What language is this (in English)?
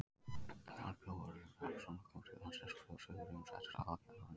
Icelandic